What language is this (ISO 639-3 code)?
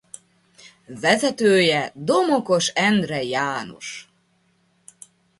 hun